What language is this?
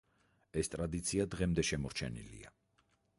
Georgian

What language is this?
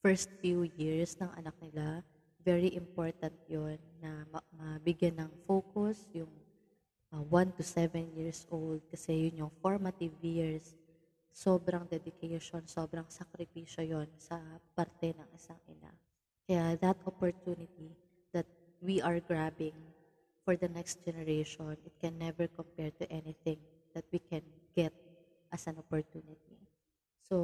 Filipino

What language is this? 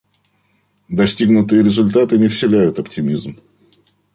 Russian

